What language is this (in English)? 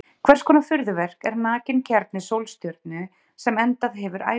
Icelandic